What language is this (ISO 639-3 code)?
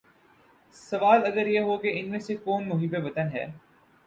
urd